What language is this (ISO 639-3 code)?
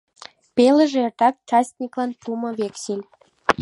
chm